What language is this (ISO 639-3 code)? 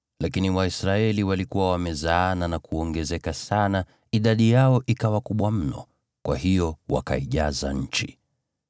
swa